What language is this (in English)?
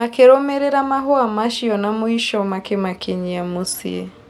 Kikuyu